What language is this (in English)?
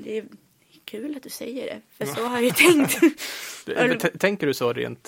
Swedish